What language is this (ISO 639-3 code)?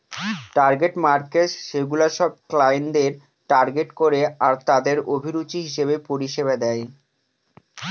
ben